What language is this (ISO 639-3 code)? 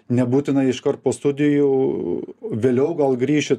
lit